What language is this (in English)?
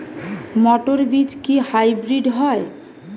Bangla